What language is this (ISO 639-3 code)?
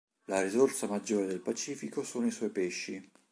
ita